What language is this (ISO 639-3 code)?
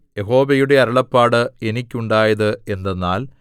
mal